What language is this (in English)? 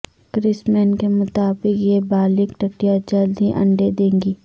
Urdu